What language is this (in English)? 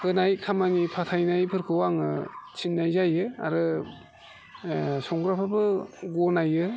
Bodo